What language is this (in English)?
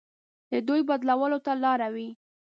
Pashto